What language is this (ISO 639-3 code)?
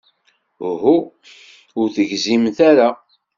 kab